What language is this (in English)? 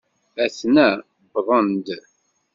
Kabyle